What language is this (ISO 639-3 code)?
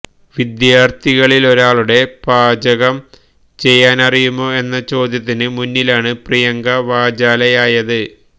mal